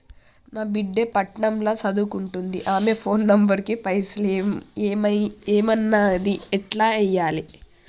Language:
Telugu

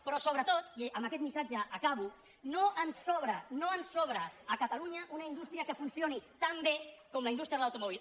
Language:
Catalan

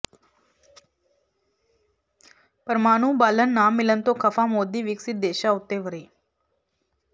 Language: Punjabi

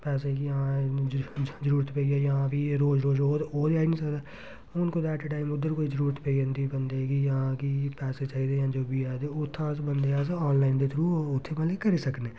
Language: Dogri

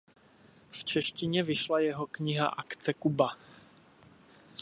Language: Czech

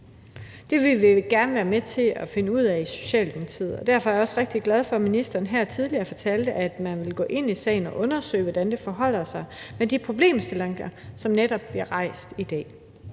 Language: Danish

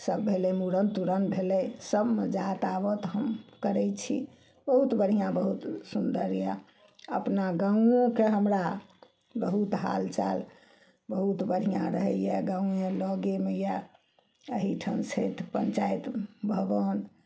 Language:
Maithili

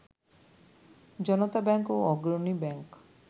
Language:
Bangla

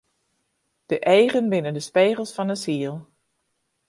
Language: Western Frisian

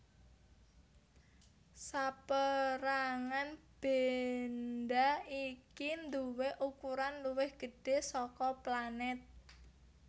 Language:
Javanese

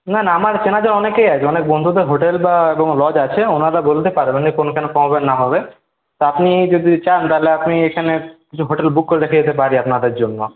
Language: Bangla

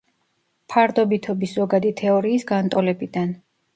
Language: Georgian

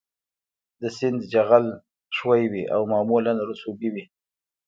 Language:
Pashto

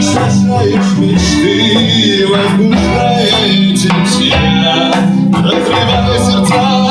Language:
Indonesian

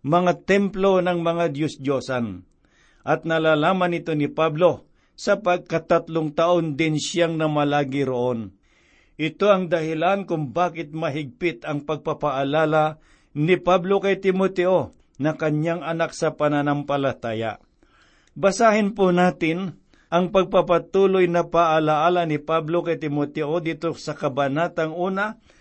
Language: Filipino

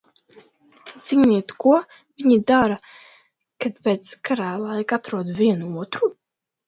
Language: Latvian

